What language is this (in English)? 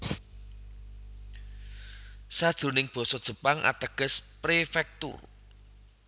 Javanese